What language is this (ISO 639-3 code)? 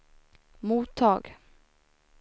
swe